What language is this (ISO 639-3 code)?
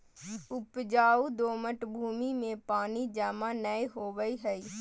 mag